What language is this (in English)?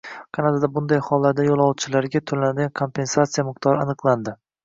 Uzbek